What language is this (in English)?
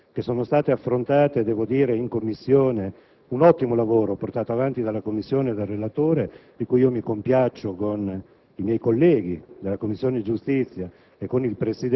Italian